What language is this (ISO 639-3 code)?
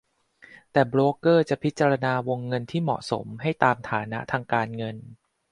tha